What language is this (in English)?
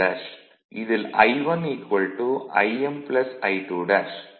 Tamil